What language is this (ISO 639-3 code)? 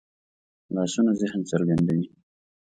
pus